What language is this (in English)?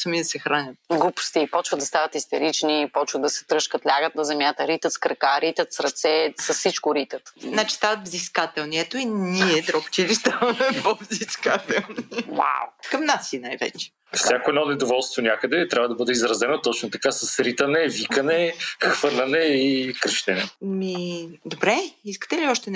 Bulgarian